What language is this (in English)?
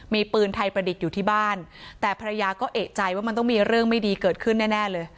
Thai